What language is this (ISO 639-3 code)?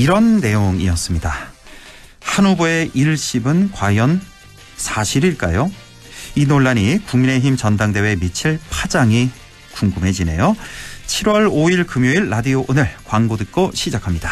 kor